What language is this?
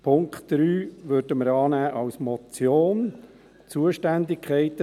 Swiss German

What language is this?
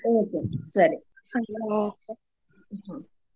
Kannada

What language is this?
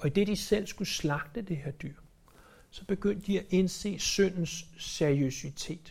Danish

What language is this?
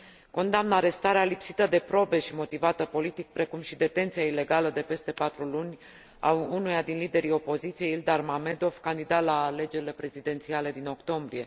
Romanian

